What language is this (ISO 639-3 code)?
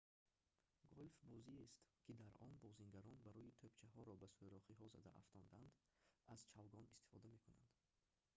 tgk